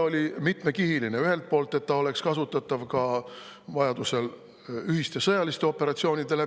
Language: Estonian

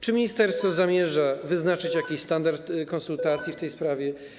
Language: Polish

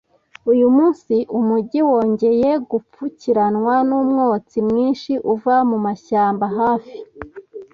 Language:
Kinyarwanda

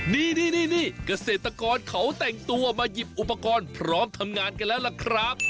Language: Thai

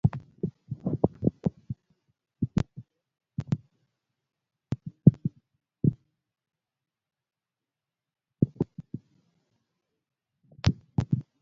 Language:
Luo (Kenya and Tanzania)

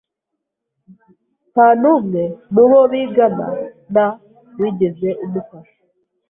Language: Kinyarwanda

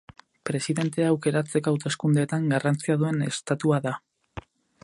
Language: Basque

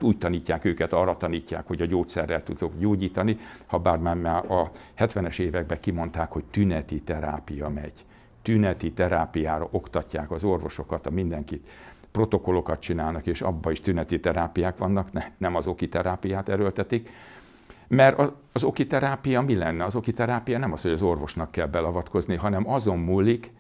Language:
Hungarian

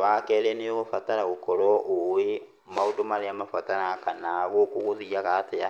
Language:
Kikuyu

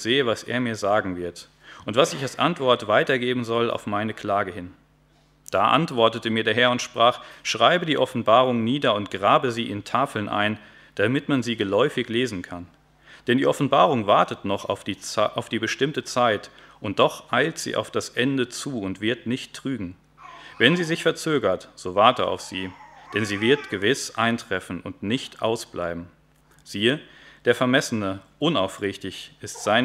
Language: German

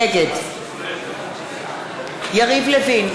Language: Hebrew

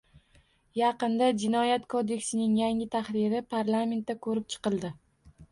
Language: Uzbek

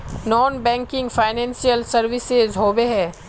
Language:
Magahi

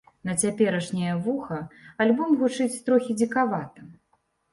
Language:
Belarusian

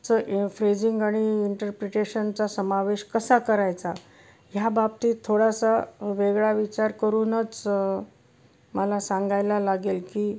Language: Marathi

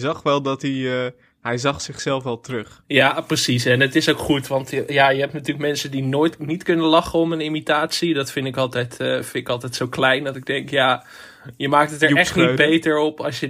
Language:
Dutch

